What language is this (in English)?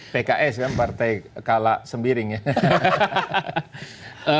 Indonesian